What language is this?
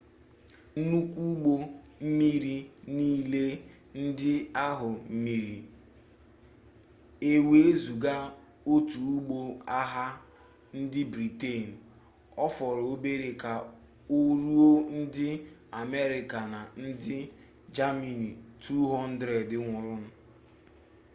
Igbo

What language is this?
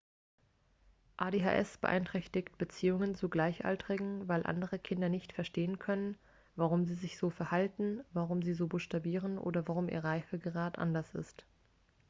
German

